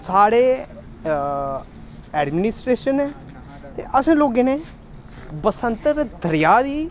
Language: Dogri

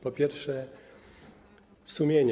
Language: Polish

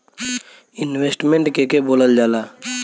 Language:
Bhojpuri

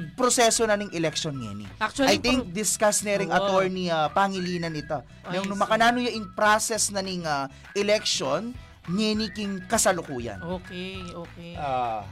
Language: Filipino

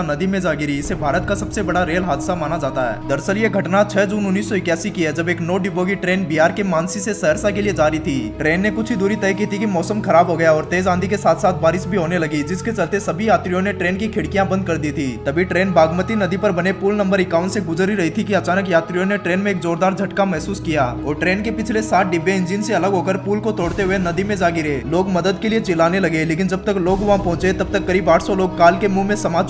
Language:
Hindi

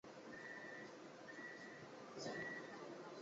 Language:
Chinese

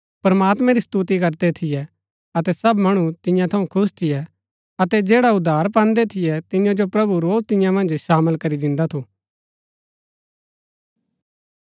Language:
Gaddi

